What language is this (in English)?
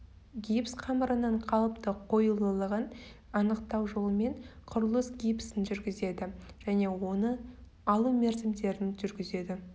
Kazakh